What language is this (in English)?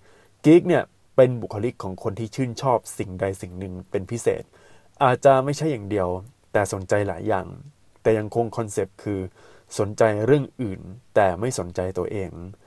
Thai